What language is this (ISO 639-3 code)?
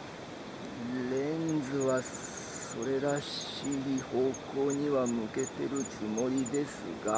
jpn